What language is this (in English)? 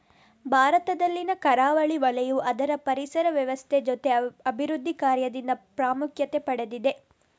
Kannada